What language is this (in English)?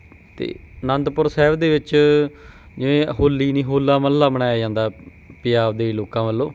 Punjabi